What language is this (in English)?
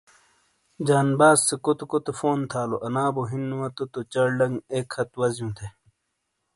Shina